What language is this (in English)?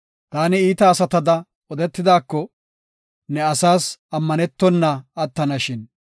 Gofa